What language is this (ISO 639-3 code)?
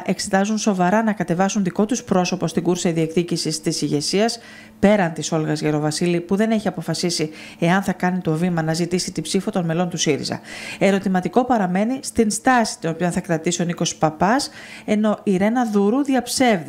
ell